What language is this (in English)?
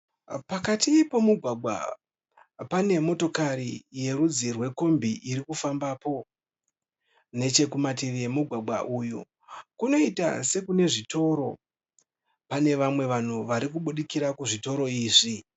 Shona